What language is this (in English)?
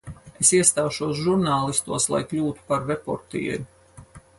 Latvian